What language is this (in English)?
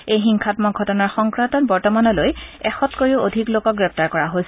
Assamese